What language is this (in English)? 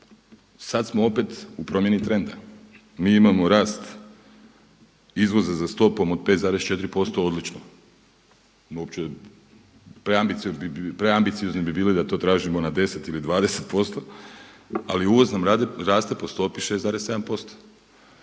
Croatian